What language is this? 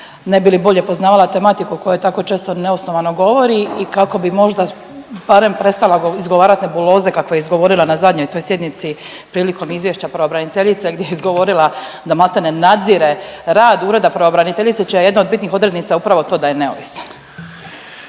Croatian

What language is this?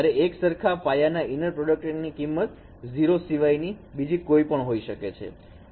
Gujarati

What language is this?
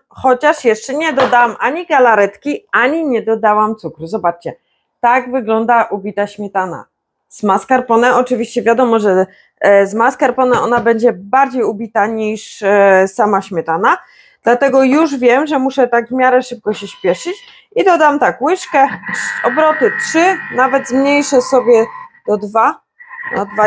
Polish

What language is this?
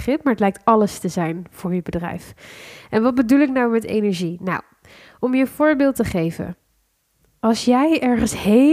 Dutch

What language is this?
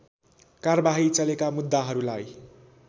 Nepali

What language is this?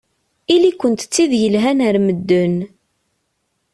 Kabyle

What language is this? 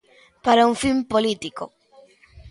Galician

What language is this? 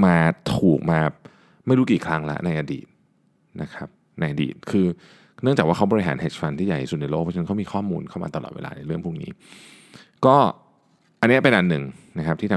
Thai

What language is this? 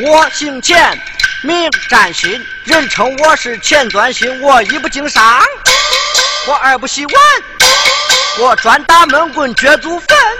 Chinese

